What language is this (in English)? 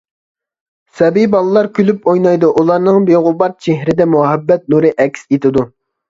Uyghur